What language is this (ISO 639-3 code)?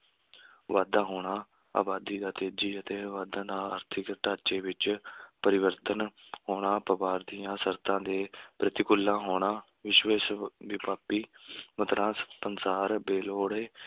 pan